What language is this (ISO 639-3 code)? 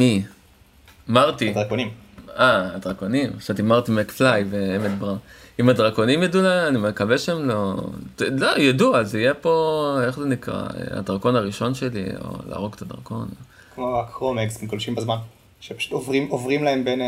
heb